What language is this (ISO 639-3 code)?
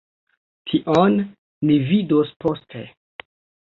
epo